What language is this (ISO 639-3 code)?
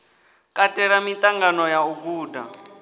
ven